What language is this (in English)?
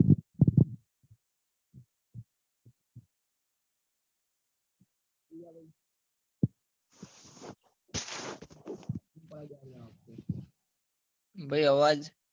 Gujarati